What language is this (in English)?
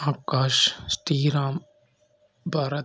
Tamil